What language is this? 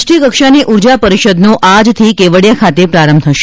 Gujarati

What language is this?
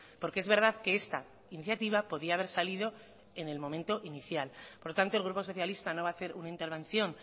Spanish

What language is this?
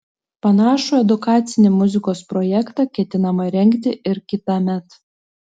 Lithuanian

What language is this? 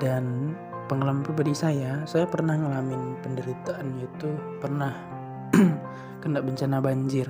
Indonesian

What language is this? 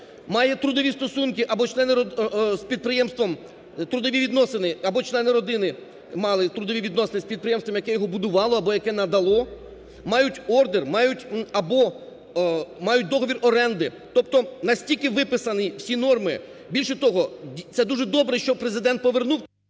Ukrainian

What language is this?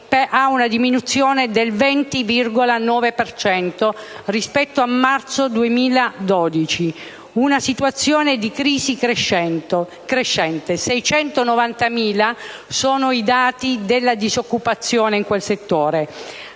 Italian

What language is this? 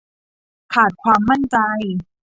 Thai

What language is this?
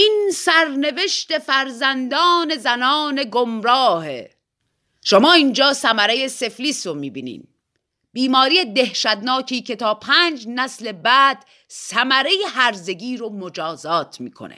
Persian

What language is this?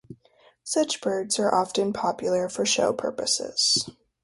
English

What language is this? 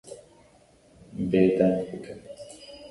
Kurdish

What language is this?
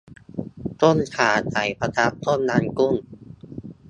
Thai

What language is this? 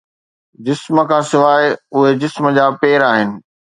Sindhi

